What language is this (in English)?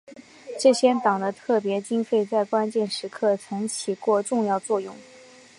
Chinese